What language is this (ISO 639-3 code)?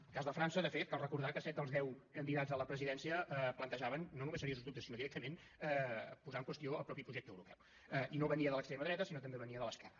cat